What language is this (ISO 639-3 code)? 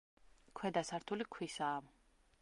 kat